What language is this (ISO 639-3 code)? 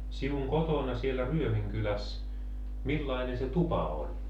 fin